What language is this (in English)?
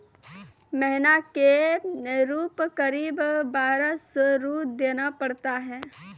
Maithili